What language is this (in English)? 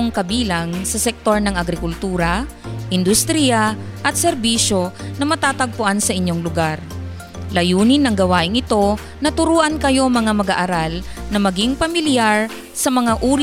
Filipino